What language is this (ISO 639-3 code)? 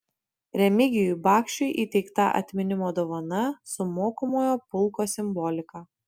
lit